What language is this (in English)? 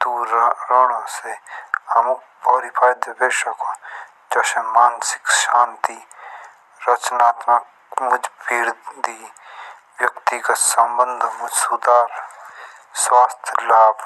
Jaunsari